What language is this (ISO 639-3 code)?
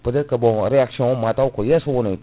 ful